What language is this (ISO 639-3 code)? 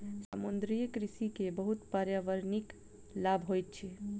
mai